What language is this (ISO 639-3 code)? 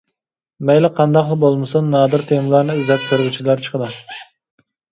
uig